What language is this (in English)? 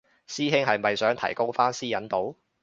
Cantonese